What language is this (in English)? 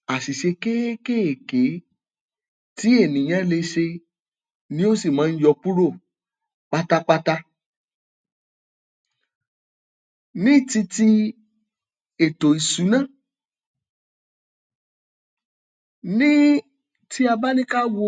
Yoruba